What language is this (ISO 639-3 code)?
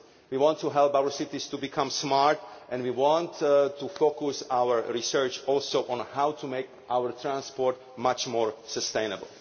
eng